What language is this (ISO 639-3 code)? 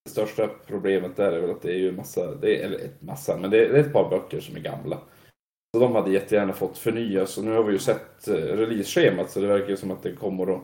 swe